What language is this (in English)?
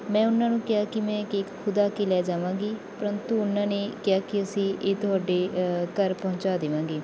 Punjabi